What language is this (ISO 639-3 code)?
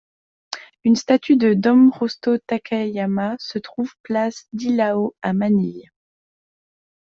fra